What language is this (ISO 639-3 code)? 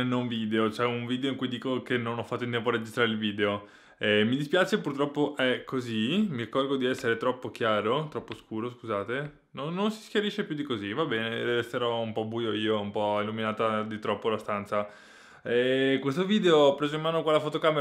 ita